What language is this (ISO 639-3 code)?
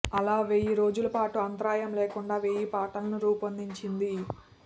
tel